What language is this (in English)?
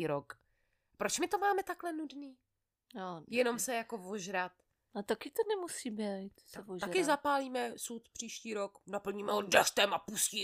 Czech